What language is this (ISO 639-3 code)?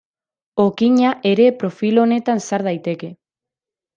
eus